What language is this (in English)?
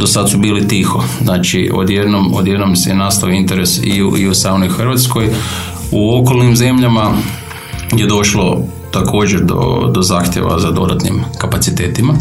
Croatian